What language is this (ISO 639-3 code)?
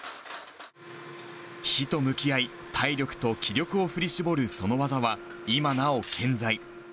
jpn